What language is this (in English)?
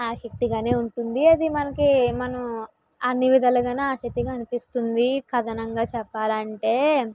Telugu